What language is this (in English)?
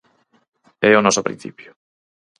Galician